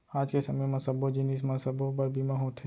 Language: Chhattisgarhi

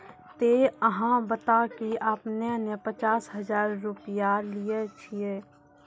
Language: Maithili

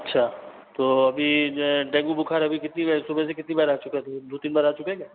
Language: Hindi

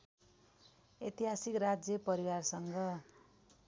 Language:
Nepali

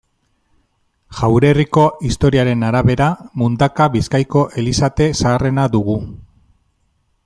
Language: Basque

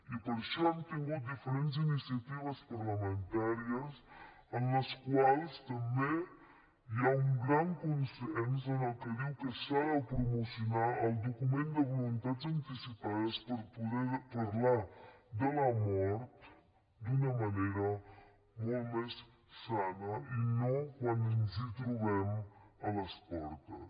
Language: Catalan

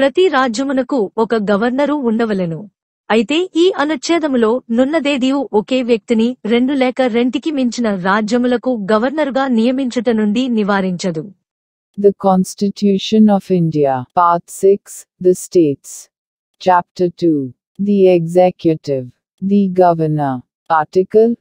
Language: Telugu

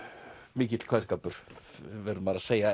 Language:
Icelandic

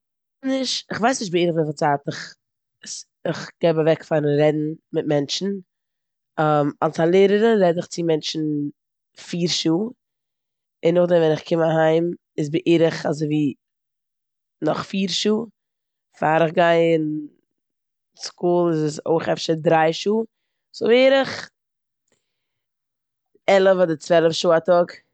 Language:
Yiddish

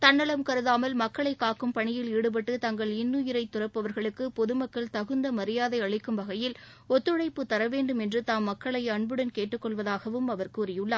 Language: Tamil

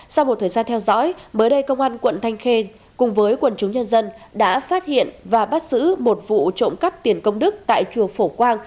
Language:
Vietnamese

